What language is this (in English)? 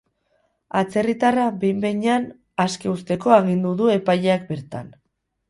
Basque